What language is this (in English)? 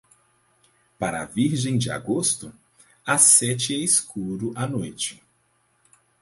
Portuguese